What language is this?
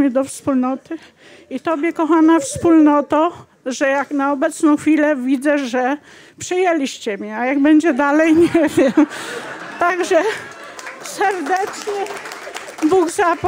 Polish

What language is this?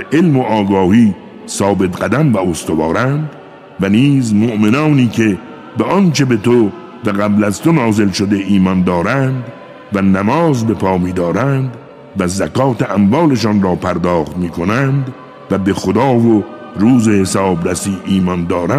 Persian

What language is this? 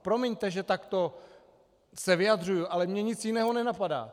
Czech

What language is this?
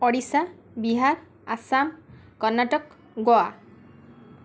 Odia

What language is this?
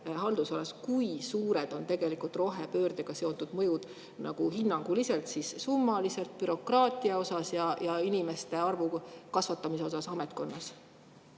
Estonian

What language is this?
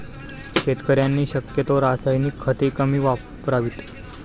Marathi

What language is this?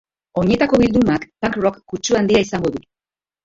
Basque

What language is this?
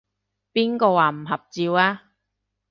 Cantonese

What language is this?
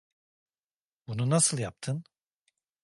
Turkish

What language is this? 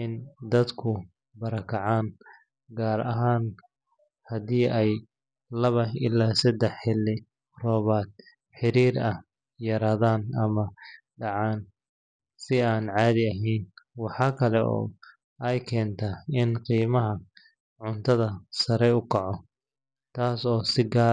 Somali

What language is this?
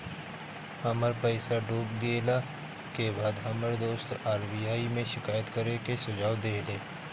Bhojpuri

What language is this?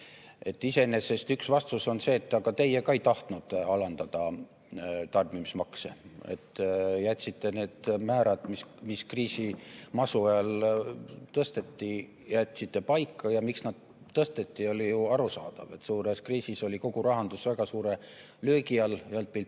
Estonian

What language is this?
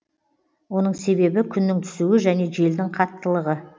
Kazakh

